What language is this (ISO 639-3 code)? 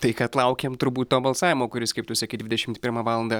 lit